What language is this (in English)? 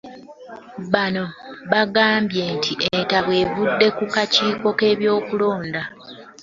Ganda